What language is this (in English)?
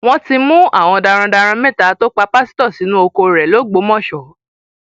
Yoruba